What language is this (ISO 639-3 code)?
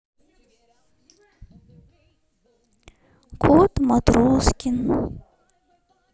rus